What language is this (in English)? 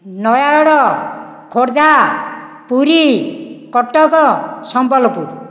Odia